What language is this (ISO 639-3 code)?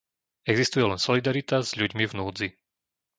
slk